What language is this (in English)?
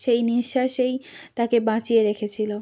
Bangla